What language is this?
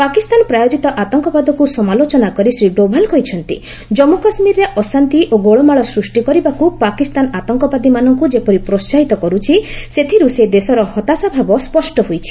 Odia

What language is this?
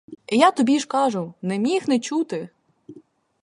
Ukrainian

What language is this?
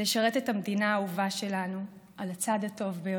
Hebrew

